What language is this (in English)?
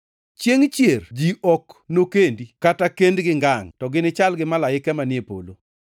Luo (Kenya and Tanzania)